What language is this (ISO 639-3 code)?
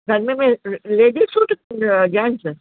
snd